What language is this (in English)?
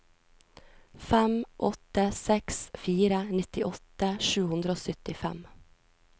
Norwegian